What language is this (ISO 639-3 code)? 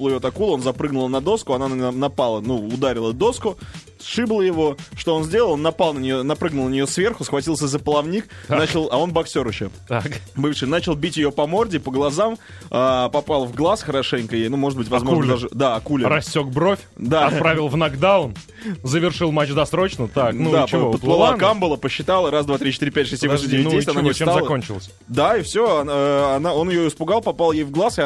rus